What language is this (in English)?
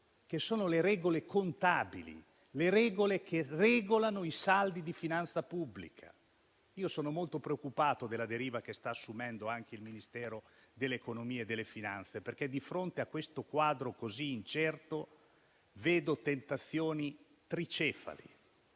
Italian